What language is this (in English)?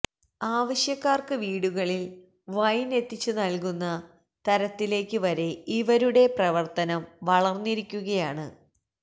Malayalam